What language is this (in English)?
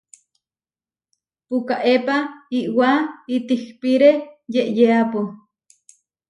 Huarijio